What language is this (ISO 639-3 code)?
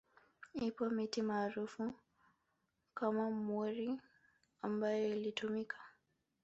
swa